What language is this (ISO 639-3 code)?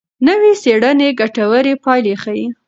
pus